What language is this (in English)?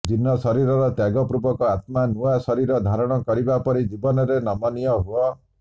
Odia